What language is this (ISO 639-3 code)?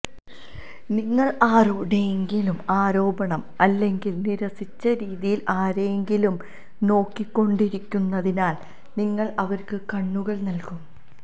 mal